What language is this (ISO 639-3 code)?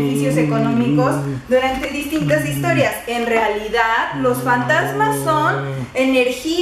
spa